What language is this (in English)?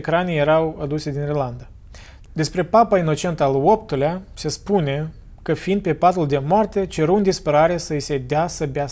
Romanian